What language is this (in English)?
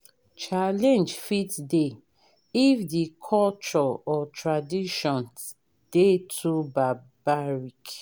Nigerian Pidgin